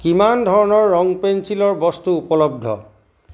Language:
Assamese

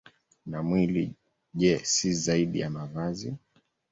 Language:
Swahili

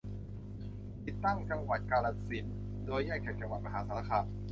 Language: Thai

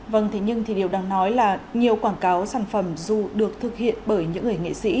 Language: Vietnamese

